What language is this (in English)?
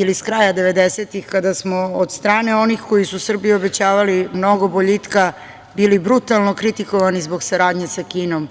Serbian